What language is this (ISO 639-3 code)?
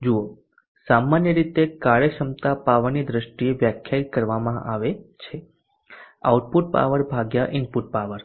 guj